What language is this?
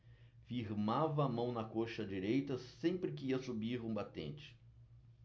Portuguese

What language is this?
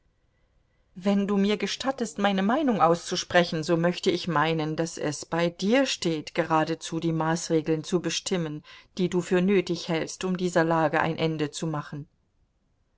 German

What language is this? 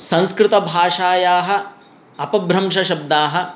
Sanskrit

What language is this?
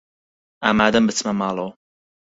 Central Kurdish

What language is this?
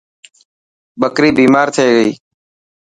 Dhatki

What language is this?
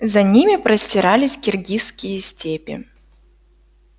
Russian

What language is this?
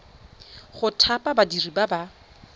Tswana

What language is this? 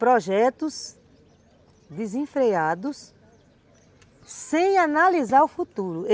Portuguese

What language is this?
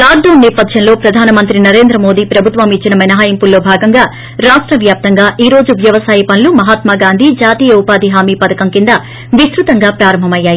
Telugu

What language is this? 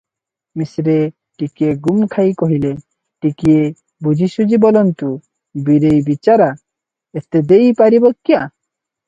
Odia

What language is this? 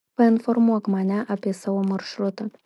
Lithuanian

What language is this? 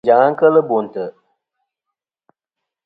Kom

